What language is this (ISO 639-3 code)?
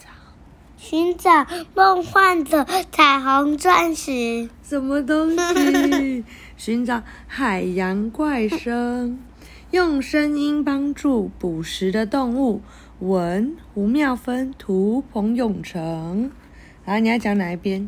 zho